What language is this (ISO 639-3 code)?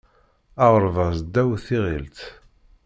kab